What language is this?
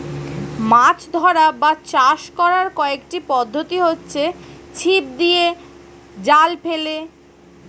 Bangla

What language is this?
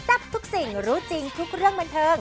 Thai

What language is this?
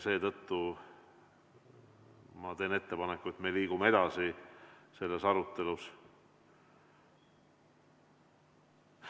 Estonian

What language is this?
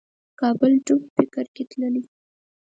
Pashto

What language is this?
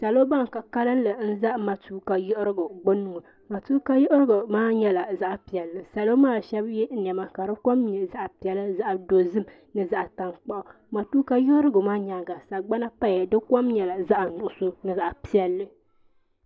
Dagbani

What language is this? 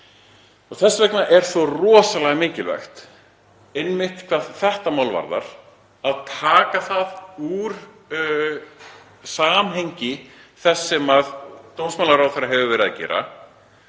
Icelandic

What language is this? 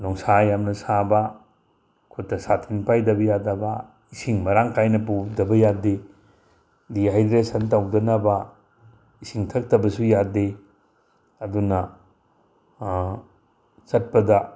Manipuri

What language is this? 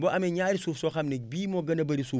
Wolof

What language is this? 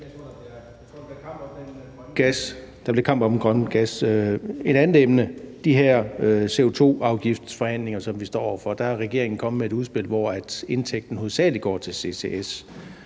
Danish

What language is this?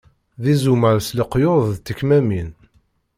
Kabyle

